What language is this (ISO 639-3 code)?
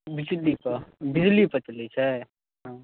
mai